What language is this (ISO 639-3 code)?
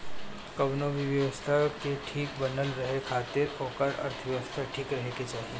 bho